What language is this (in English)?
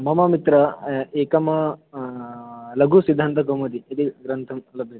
Sanskrit